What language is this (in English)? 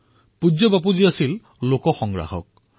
Assamese